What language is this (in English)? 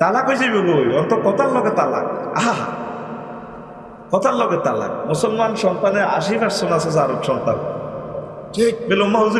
Indonesian